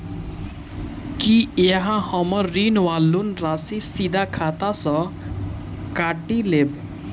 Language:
Maithili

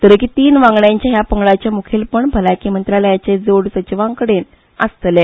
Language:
Konkani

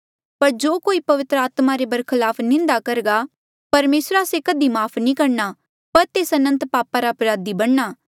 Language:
Mandeali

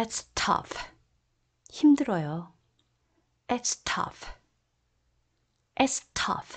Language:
Korean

